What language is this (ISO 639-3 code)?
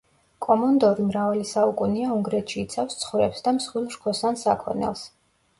kat